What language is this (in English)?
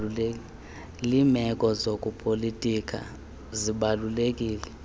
Xhosa